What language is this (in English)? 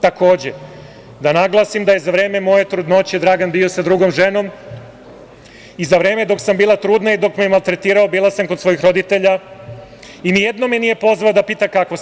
Serbian